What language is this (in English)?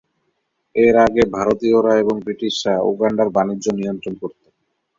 Bangla